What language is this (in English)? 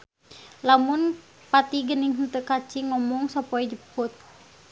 Sundanese